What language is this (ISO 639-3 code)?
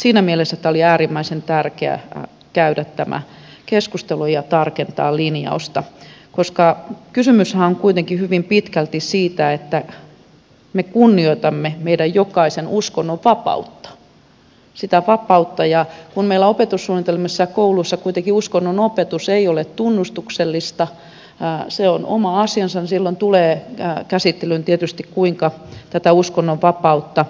fin